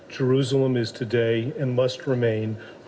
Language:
Indonesian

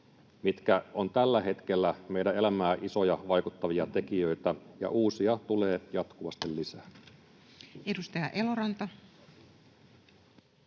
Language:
Finnish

